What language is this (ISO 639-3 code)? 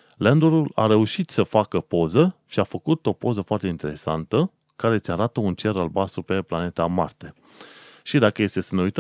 ron